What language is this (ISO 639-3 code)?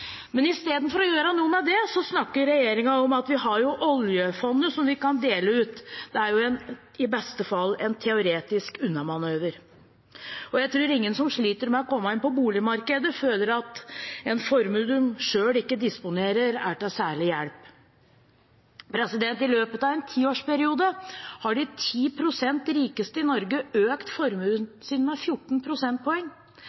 nob